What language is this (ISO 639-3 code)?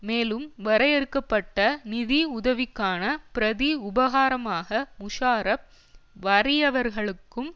tam